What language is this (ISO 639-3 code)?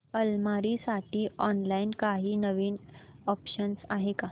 mar